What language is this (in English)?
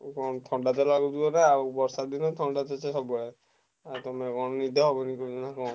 Odia